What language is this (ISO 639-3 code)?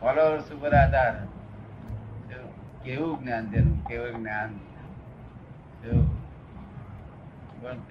guj